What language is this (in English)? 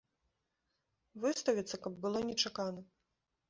Belarusian